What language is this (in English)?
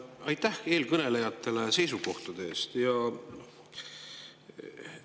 Estonian